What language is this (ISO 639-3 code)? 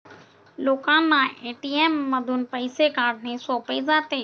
mar